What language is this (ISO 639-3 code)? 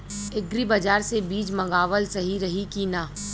bho